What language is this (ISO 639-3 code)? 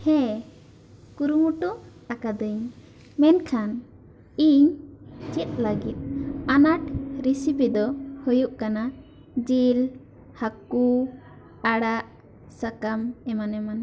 sat